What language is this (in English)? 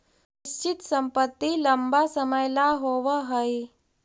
Magahi